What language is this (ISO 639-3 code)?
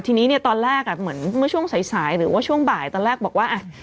tha